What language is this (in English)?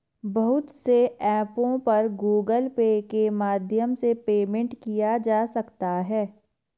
Hindi